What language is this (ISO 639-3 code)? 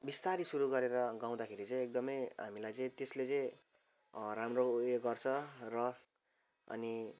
nep